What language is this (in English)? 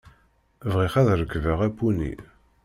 Kabyle